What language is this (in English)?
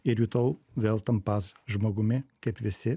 Lithuanian